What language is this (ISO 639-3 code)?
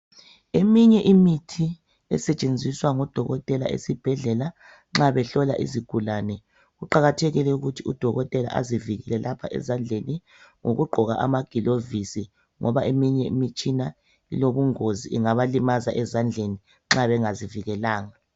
nde